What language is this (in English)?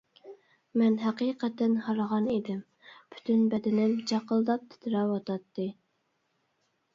Uyghur